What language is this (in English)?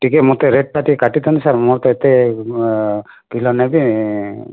Odia